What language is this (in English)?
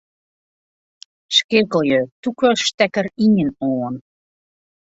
Western Frisian